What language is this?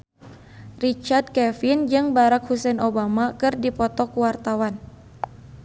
Sundanese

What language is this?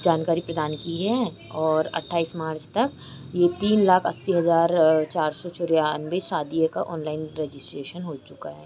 Hindi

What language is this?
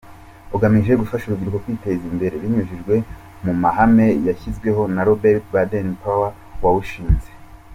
Kinyarwanda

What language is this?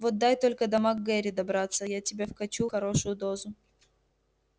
Russian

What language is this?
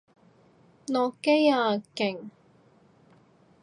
Cantonese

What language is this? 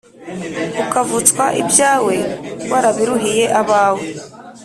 Kinyarwanda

